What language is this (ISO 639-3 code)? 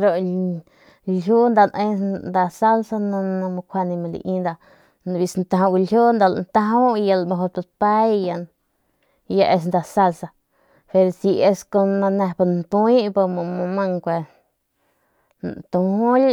pmq